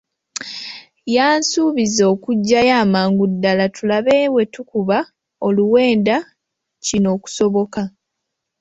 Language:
Ganda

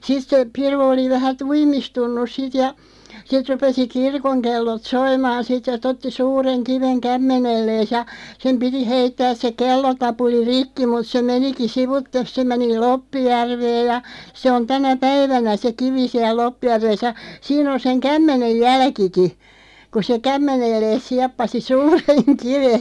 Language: Finnish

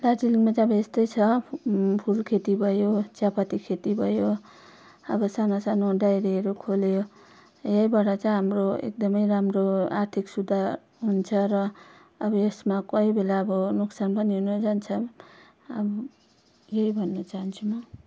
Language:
Nepali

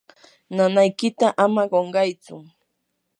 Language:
Yanahuanca Pasco Quechua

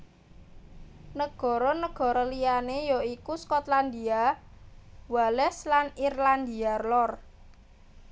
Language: Javanese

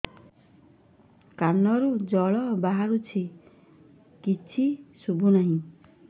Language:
Odia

